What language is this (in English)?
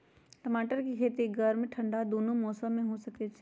Magahi